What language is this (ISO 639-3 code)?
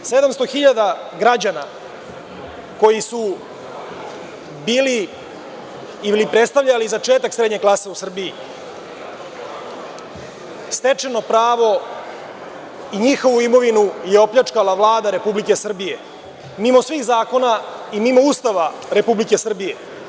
srp